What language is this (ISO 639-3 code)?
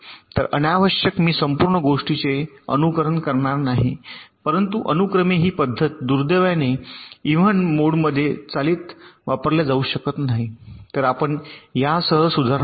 mar